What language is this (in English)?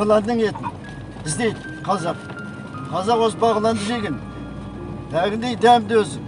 Turkish